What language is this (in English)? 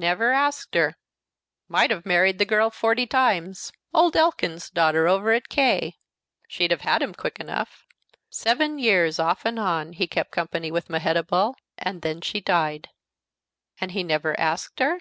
English